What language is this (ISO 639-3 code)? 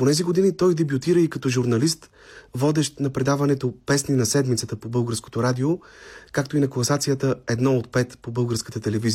bul